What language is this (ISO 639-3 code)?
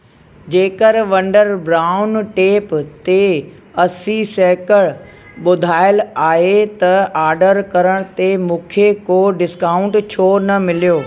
snd